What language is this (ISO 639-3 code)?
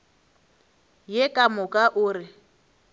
nso